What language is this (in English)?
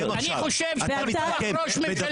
Hebrew